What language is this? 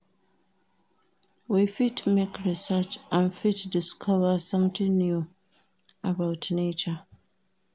Nigerian Pidgin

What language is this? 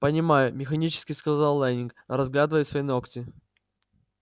Russian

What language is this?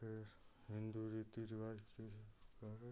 Hindi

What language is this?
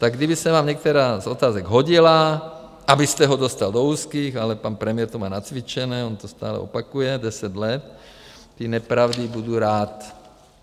Czech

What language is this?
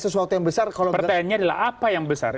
Indonesian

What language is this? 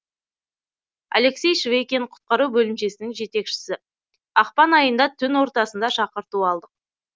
Kazakh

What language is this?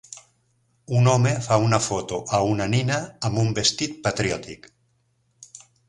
Catalan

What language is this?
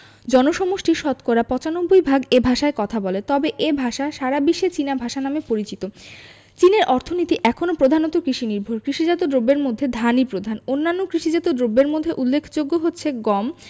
Bangla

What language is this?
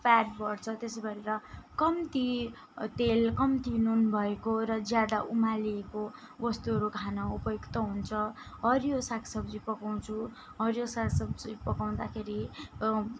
Nepali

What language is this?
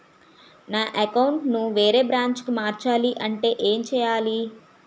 Telugu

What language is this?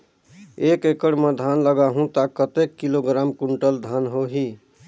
Chhattisgarhi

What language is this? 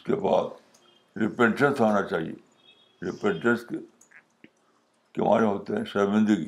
Urdu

